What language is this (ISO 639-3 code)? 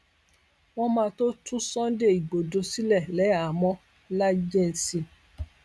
yor